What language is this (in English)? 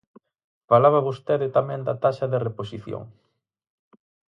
Galician